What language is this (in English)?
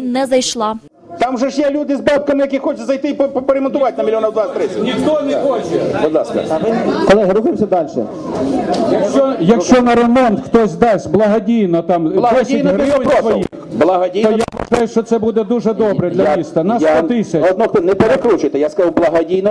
Ukrainian